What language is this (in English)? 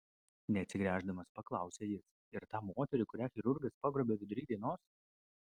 Lithuanian